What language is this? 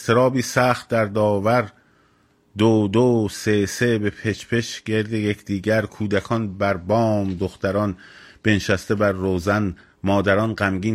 Persian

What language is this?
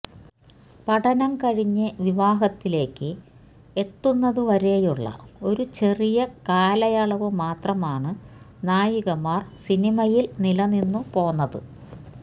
Malayalam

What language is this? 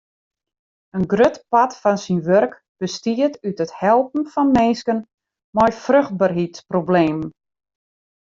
Western Frisian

